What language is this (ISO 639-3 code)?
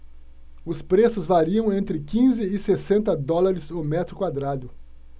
por